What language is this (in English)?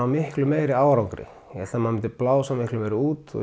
Icelandic